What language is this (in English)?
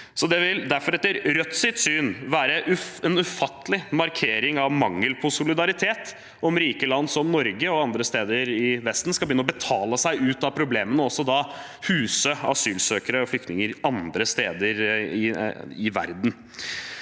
Norwegian